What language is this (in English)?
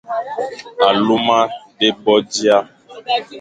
Fang